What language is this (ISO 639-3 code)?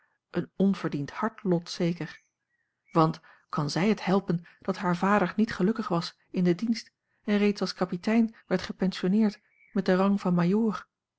nld